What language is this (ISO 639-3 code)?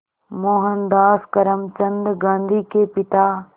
hin